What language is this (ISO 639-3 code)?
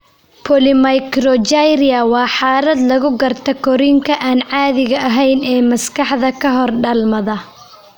som